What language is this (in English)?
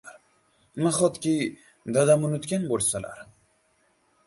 Uzbek